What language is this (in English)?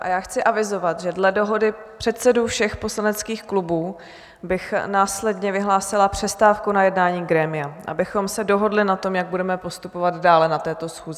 Czech